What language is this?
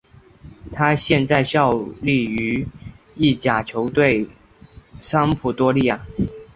Chinese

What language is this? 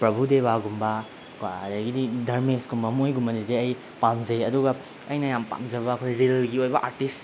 Manipuri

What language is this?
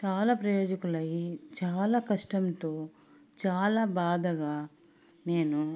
Telugu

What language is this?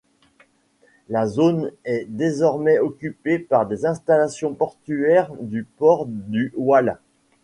French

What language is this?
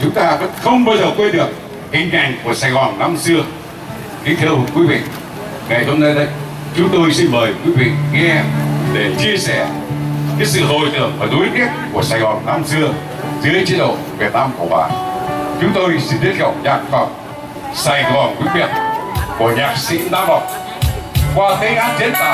Vietnamese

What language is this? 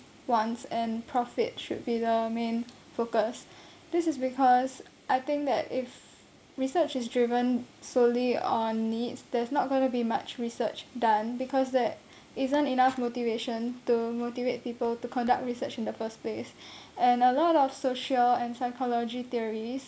English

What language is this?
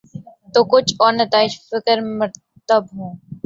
Urdu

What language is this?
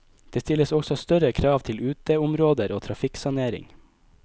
Norwegian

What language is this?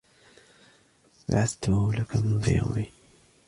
Arabic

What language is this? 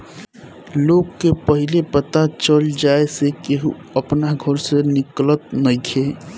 Bhojpuri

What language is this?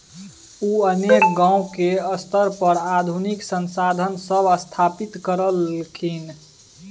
Maithili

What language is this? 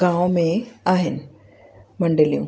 Sindhi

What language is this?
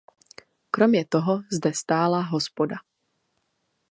Czech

